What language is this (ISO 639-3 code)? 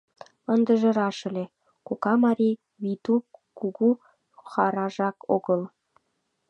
chm